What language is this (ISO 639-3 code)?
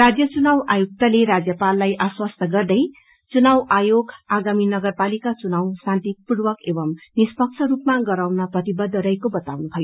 nep